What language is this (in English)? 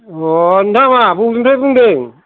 Bodo